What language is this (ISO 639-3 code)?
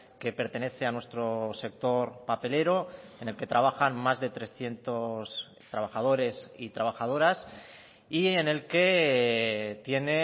spa